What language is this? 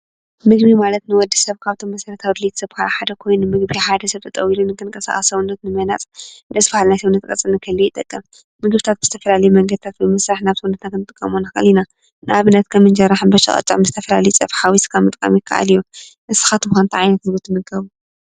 Tigrinya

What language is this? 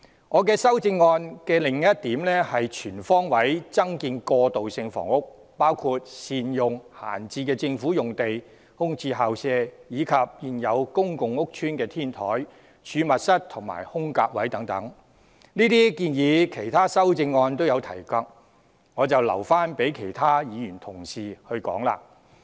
Cantonese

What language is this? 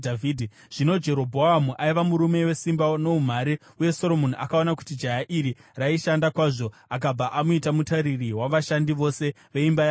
Shona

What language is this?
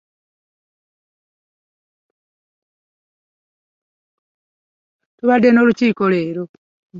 Ganda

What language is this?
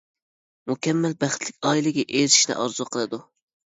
Uyghur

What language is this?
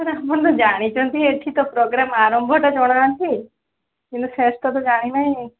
Odia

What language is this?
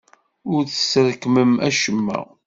Kabyle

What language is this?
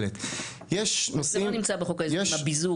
Hebrew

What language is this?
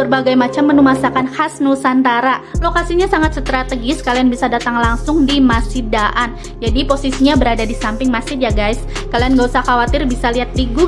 Indonesian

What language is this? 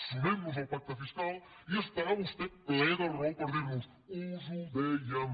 Catalan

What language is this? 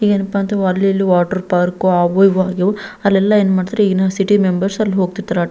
Kannada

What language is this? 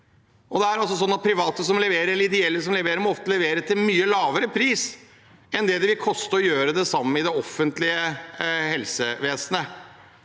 Norwegian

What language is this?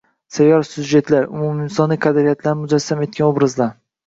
Uzbek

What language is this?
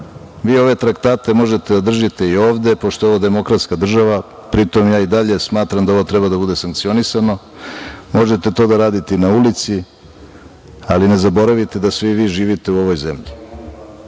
Serbian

